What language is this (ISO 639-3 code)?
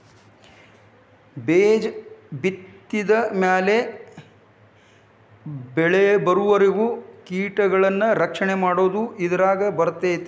kan